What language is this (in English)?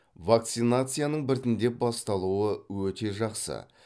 Kazakh